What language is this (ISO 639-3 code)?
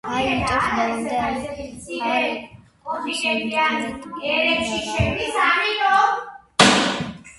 kat